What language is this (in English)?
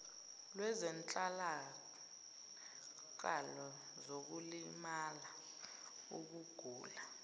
Zulu